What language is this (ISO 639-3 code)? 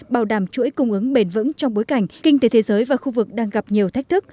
vie